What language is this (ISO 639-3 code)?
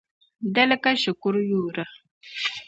dag